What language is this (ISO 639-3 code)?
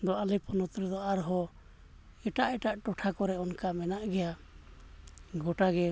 sat